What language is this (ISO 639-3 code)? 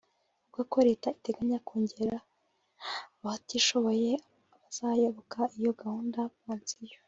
kin